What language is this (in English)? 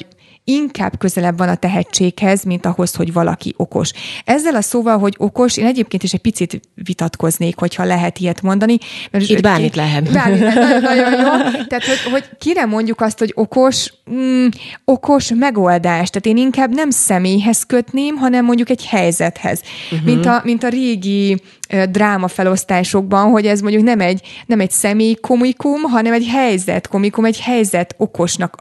Hungarian